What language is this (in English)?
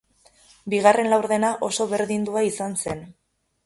Basque